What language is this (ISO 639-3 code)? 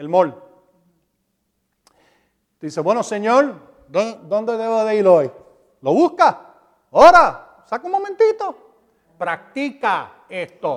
spa